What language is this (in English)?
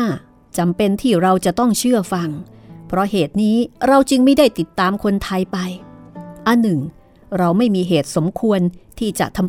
Thai